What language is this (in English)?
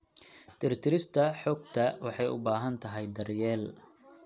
Somali